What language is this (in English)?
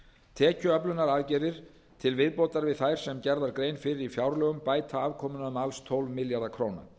Icelandic